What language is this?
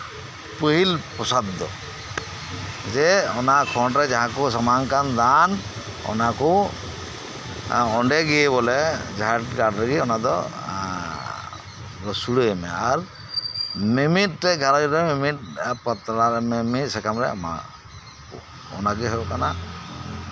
Santali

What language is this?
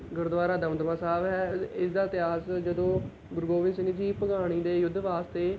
Punjabi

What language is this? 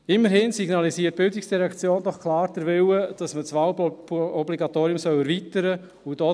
Swiss German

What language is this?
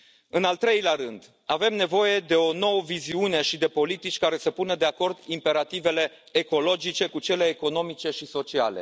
Romanian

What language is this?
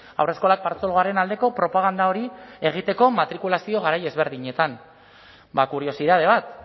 Basque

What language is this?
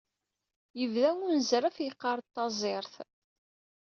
Kabyle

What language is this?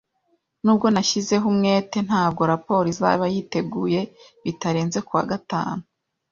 Kinyarwanda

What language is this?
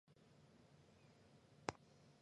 Chinese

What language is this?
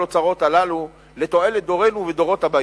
Hebrew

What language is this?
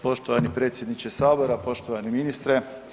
Croatian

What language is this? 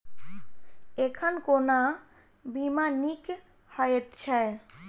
Maithili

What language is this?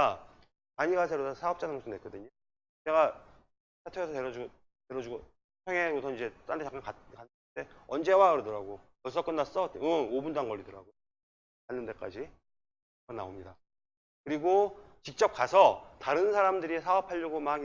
Korean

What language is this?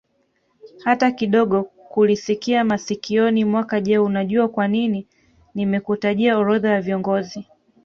Swahili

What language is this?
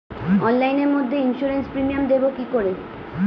Bangla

